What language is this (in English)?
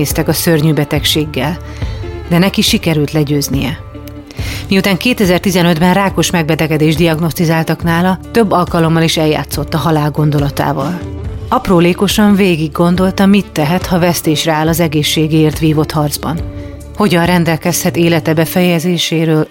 Hungarian